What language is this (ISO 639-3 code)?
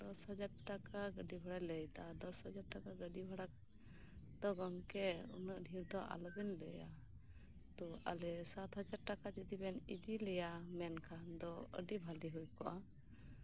sat